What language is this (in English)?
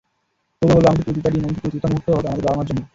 Bangla